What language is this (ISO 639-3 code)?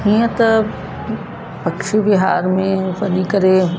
snd